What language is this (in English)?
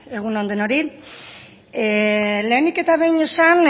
Basque